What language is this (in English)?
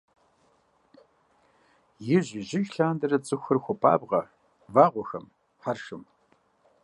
Kabardian